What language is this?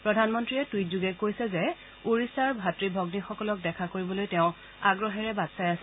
Assamese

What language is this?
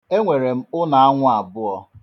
Igbo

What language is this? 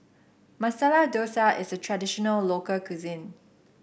English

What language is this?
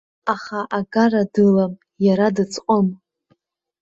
Abkhazian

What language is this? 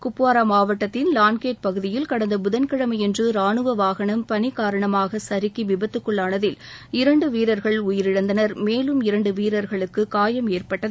Tamil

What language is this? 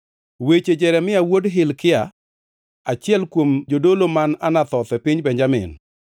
Luo (Kenya and Tanzania)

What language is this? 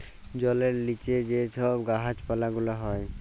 Bangla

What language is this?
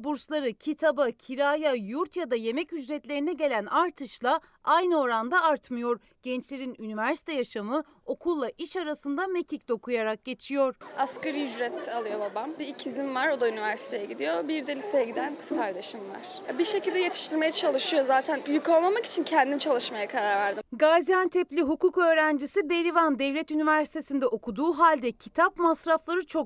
Turkish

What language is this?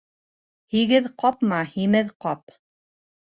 Bashkir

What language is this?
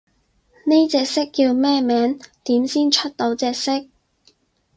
Cantonese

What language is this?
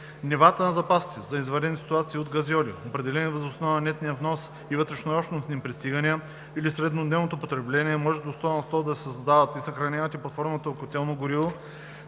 Bulgarian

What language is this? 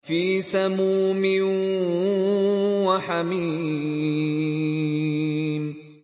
Arabic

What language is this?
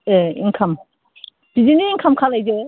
Bodo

